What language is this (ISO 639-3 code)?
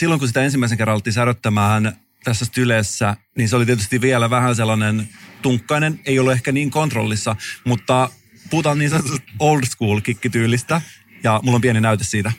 fin